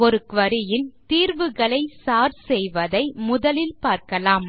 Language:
Tamil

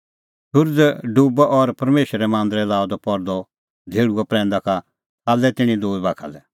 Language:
Kullu Pahari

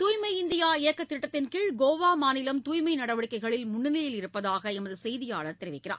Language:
Tamil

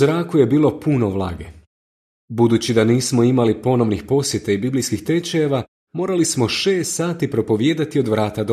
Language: Croatian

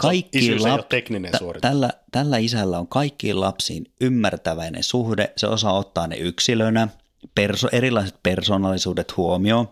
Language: Finnish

